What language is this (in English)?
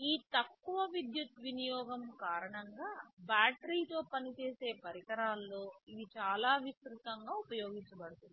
Telugu